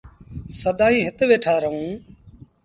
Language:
Sindhi Bhil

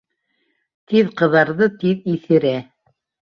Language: Bashkir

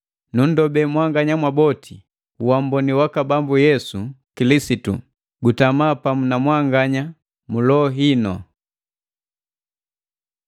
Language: Matengo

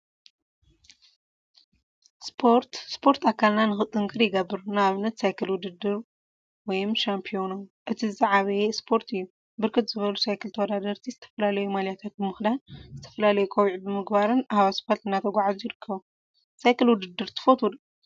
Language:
Tigrinya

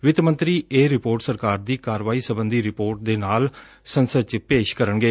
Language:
Punjabi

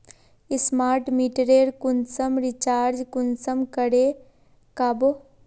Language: Magahi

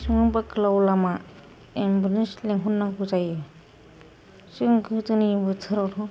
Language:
Bodo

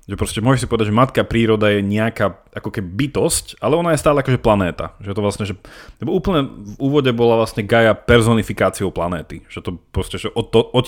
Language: Slovak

